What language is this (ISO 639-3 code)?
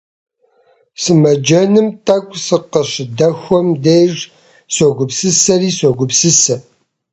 kbd